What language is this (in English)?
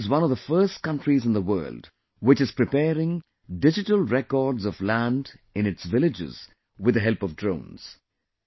English